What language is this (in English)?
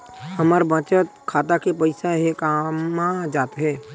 Chhattisgarhi